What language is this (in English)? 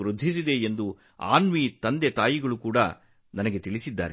Kannada